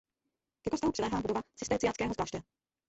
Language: Czech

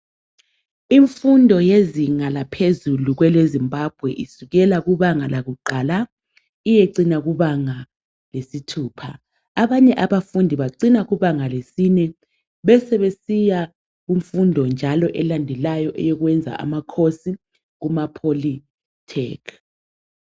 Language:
North Ndebele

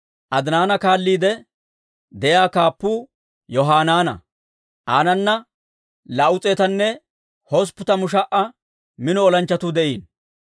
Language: Dawro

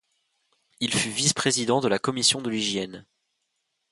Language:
French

